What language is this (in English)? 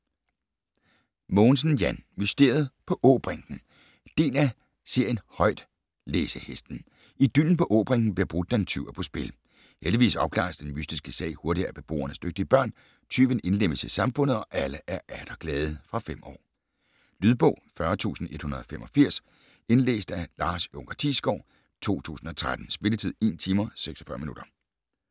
Danish